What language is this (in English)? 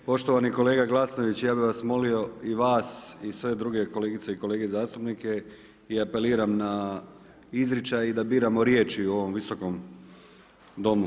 Croatian